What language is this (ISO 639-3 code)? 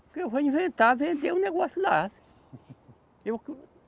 por